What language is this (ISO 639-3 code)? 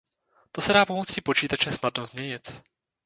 ces